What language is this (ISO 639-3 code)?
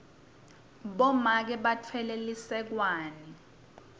ssw